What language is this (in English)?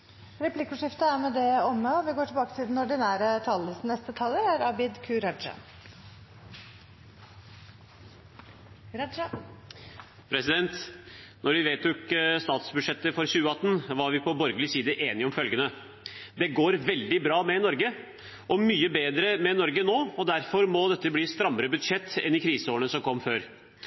Norwegian